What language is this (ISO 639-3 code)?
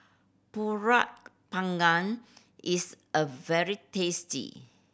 eng